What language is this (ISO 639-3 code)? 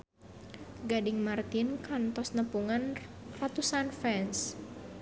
sun